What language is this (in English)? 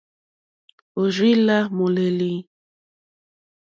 Mokpwe